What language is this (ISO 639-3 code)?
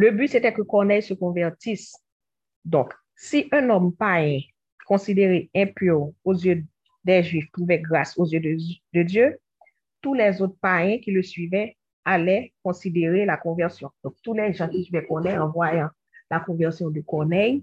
fra